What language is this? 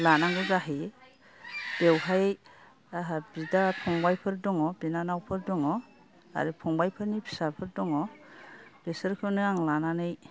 Bodo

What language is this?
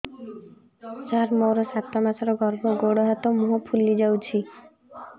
Odia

